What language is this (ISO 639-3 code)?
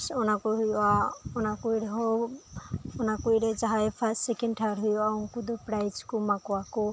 sat